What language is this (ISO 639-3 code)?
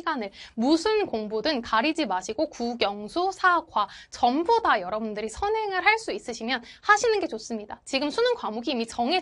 kor